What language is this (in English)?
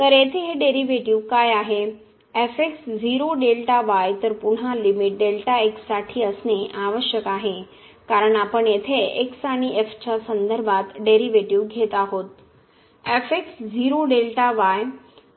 Marathi